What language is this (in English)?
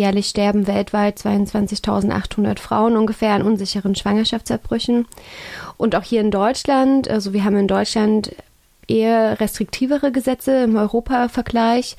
German